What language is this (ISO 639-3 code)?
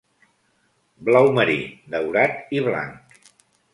cat